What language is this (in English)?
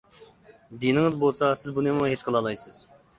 Uyghur